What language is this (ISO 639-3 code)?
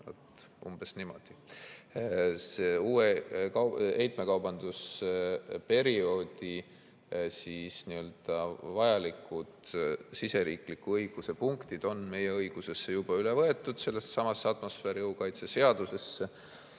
est